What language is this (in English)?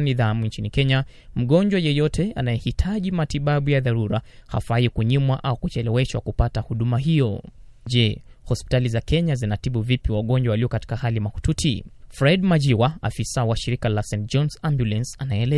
Swahili